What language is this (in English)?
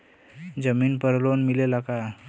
Bhojpuri